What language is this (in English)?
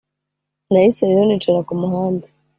Kinyarwanda